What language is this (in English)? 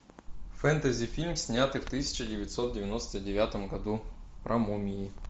Russian